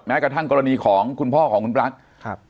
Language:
Thai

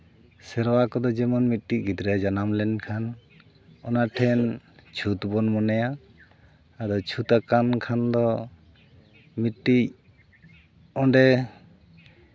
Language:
Santali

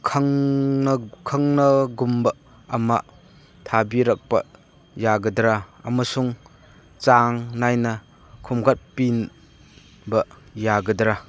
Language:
Manipuri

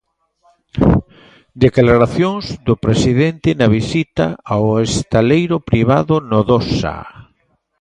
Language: Galician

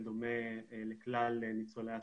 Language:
Hebrew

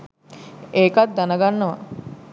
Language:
Sinhala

